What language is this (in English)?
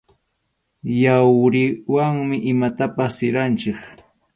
Arequipa-La Unión Quechua